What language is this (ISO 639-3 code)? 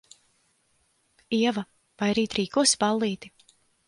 lav